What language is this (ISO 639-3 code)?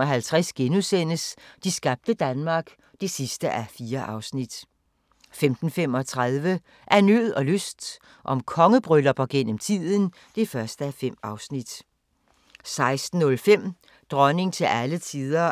dan